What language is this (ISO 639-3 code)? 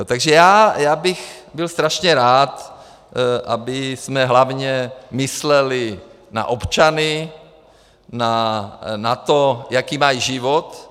ces